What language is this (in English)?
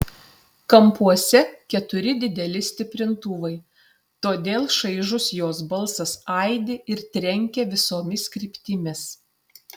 Lithuanian